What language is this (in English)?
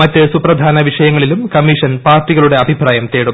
Malayalam